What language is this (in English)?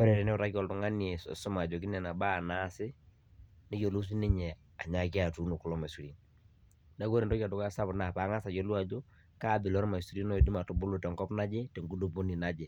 Masai